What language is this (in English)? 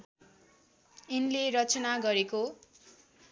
Nepali